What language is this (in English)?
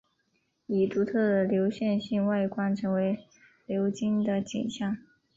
Chinese